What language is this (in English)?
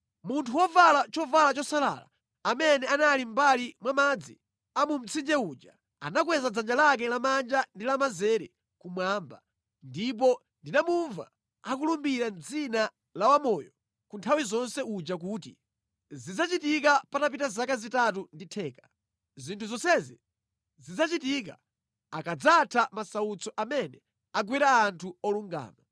Nyanja